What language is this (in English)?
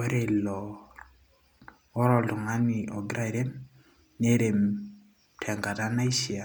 Masai